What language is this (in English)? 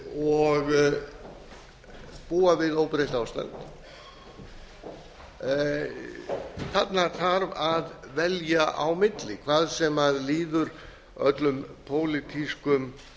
Icelandic